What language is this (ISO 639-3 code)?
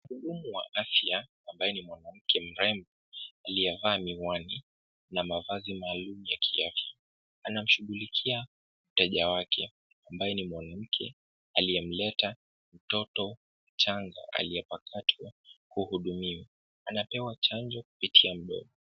swa